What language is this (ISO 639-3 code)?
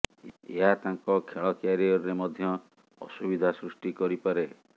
ori